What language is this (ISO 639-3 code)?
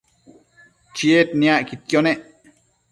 mcf